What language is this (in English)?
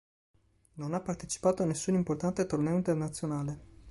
Italian